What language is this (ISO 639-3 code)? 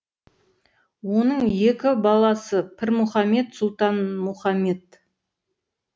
kaz